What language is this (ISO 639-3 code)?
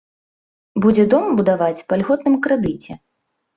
bel